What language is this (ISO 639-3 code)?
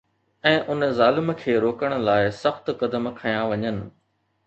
snd